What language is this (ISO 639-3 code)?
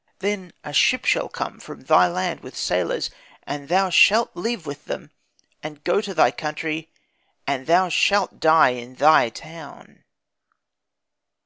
eng